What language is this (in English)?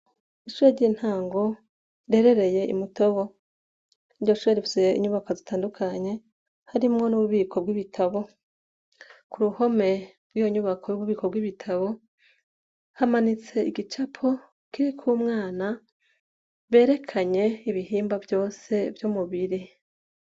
Rundi